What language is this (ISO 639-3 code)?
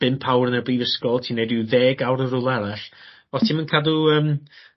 cym